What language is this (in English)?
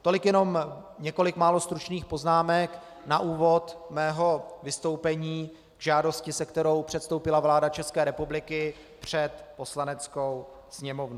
Czech